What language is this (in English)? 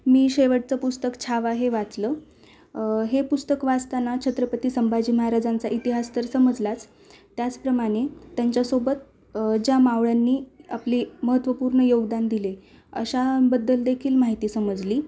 Marathi